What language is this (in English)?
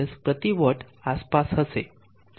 Gujarati